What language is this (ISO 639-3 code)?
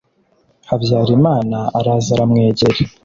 kin